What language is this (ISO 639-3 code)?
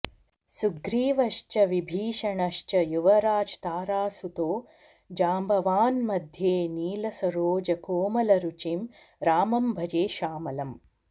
san